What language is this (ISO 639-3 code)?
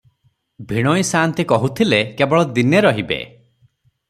ori